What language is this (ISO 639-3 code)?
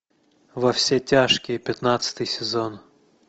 rus